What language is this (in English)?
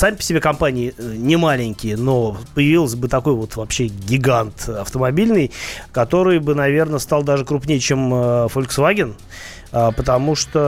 Russian